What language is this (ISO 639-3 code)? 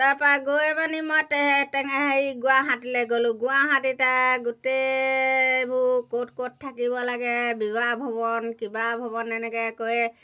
asm